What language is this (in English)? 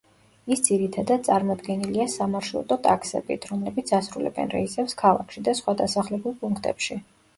Georgian